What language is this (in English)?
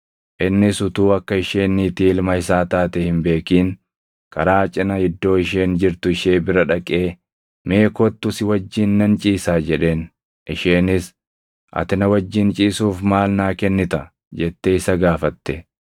Oromo